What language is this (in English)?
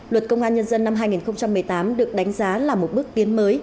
Vietnamese